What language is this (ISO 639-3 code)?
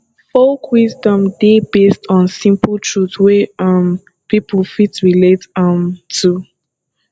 pcm